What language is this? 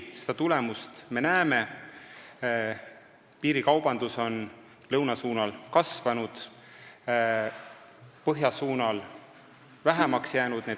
Estonian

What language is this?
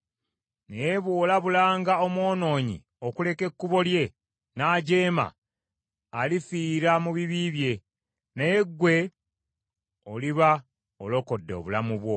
Ganda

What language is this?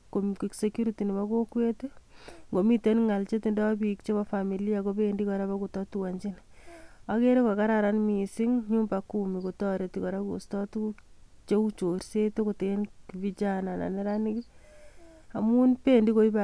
Kalenjin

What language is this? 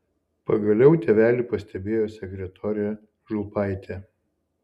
Lithuanian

